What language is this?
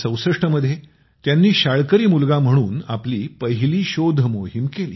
Marathi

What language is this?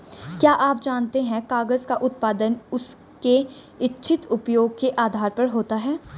Hindi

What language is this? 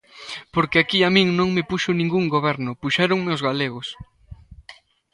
Galician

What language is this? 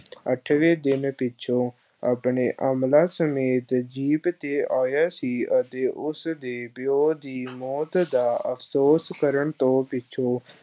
Punjabi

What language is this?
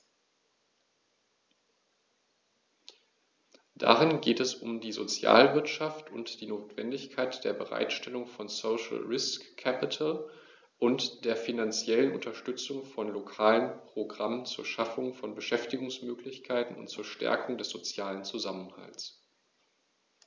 German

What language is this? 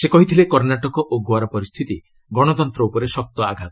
Odia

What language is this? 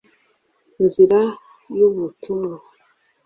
Kinyarwanda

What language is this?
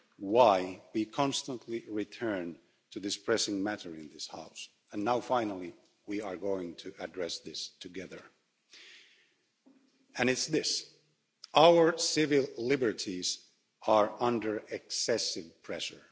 English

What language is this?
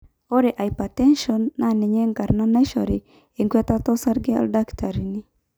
Masai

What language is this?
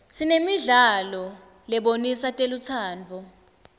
Swati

